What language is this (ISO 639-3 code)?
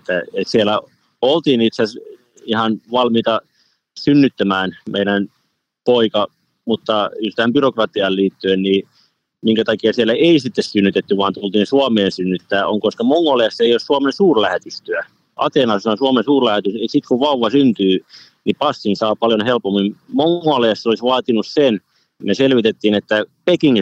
fin